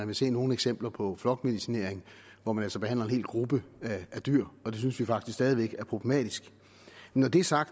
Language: Danish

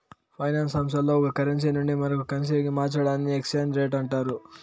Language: Telugu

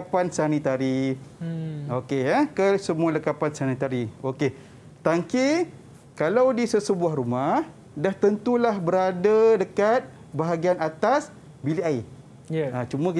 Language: Malay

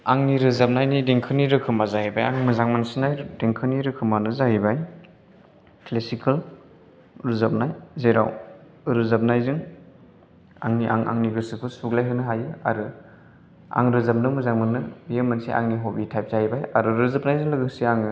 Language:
Bodo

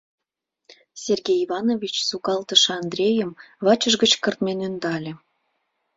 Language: Mari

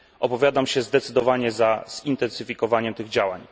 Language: Polish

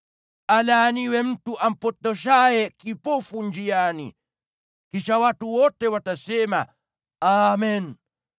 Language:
Swahili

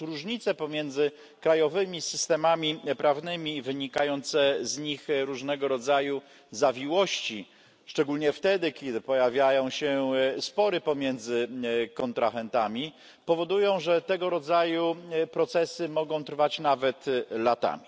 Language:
Polish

